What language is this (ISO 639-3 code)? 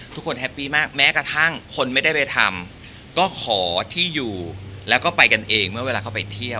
tha